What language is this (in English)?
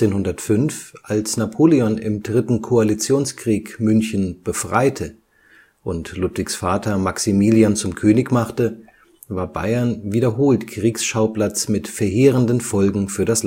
German